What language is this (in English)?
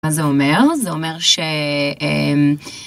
Hebrew